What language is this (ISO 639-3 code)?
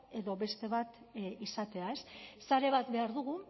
eus